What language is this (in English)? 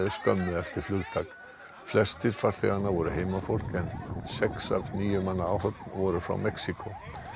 Icelandic